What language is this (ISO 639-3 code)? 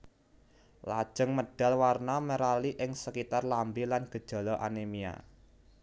jav